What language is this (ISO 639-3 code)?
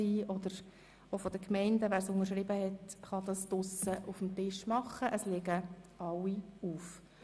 gsw